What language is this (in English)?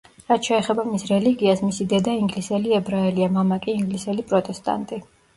Georgian